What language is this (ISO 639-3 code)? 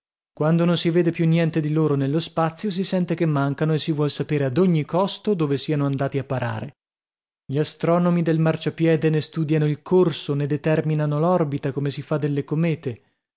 ita